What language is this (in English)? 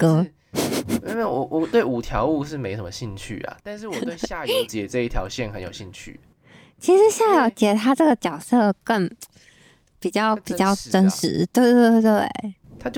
Chinese